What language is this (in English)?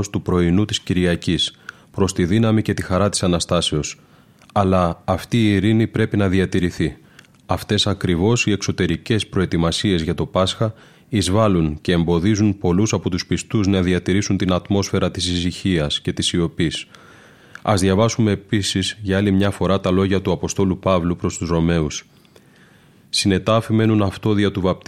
Greek